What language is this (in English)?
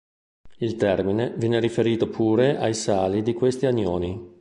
Italian